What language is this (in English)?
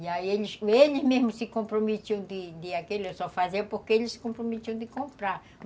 Portuguese